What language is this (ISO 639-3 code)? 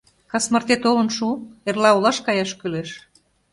chm